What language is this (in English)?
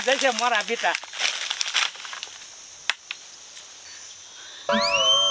Thai